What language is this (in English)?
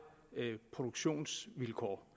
Danish